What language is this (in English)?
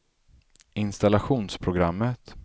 Swedish